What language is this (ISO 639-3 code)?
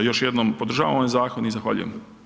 hrv